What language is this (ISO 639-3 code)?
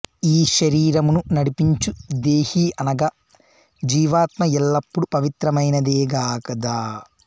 tel